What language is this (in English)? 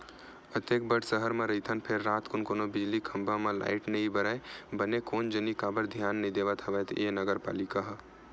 Chhattisgarhi